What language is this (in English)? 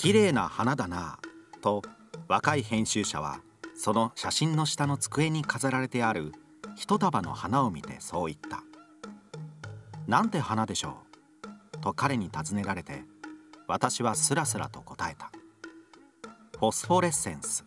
Japanese